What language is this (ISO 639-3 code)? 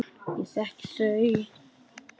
isl